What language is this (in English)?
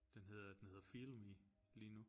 Danish